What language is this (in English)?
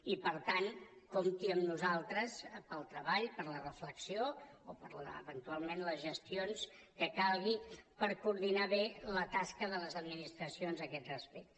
Catalan